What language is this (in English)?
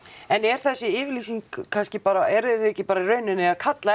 Icelandic